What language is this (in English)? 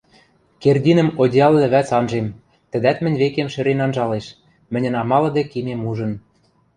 Western Mari